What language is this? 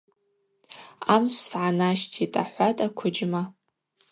Abaza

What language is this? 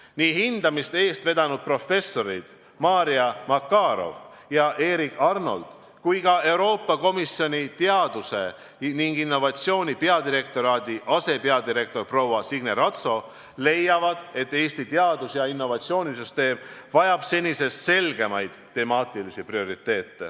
Estonian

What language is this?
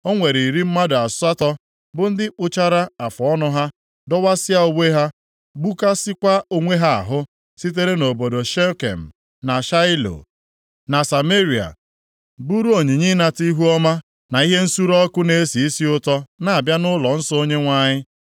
Igbo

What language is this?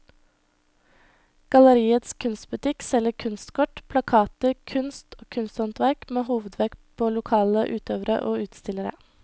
Norwegian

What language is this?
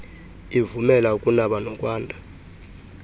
Xhosa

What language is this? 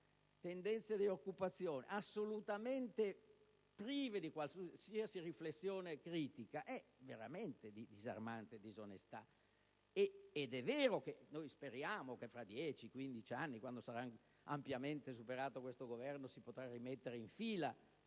Italian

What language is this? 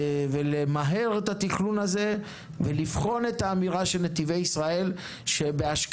Hebrew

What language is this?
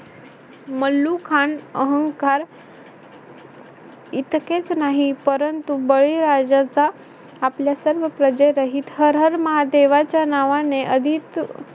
Marathi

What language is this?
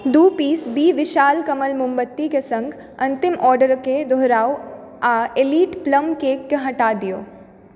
Maithili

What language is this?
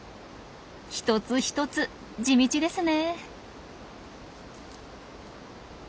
Japanese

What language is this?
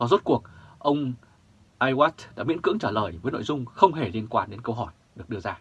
Vietnamese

